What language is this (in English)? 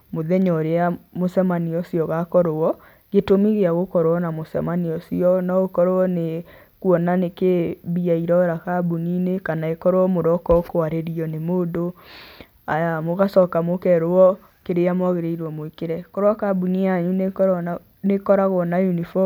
Kikuyu